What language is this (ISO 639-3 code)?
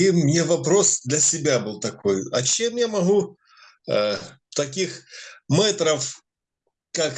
rus